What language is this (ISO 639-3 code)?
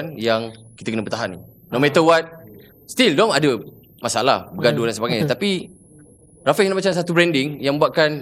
msa